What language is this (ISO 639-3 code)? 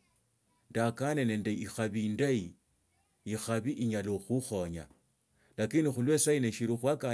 lto